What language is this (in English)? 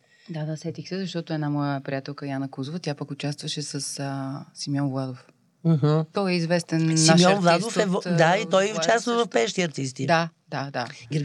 Bulgarian